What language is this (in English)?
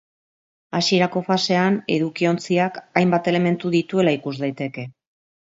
Basque